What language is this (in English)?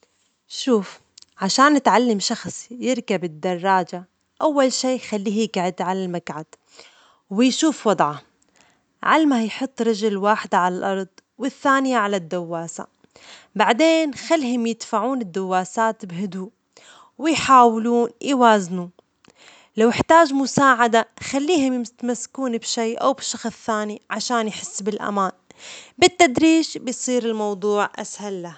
Omani Arabic